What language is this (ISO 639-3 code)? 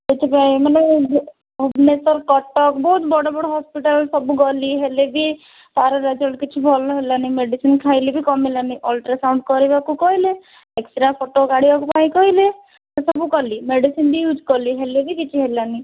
ori